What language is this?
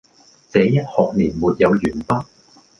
Cantonese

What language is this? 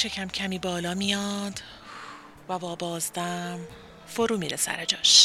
Persian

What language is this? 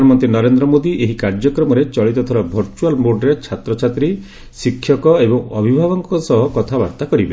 Odia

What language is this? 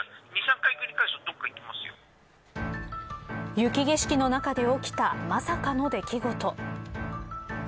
Japanese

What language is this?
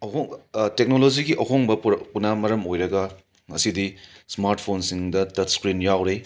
Manipuri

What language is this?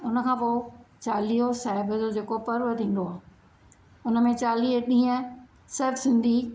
Sindhi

